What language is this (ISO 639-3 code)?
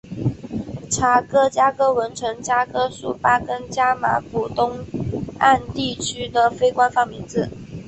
zho